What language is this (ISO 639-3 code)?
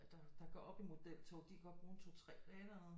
dan